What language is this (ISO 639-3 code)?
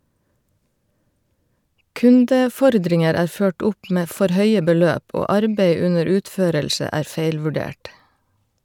nor